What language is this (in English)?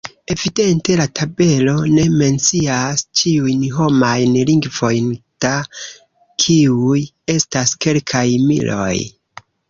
Esperanto